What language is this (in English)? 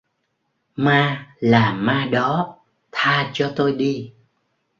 Vietnamese